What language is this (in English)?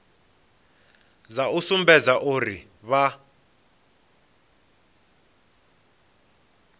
Venda